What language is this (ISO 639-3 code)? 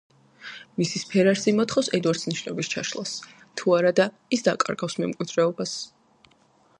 kat